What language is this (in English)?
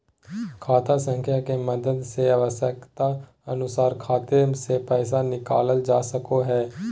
Magahi